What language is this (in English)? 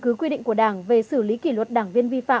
Vietnamese